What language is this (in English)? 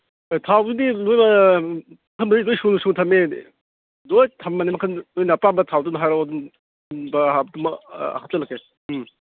Manipuri